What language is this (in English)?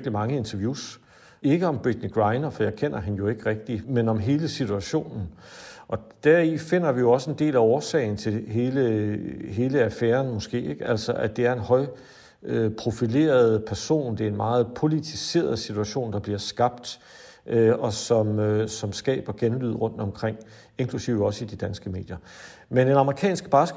Danish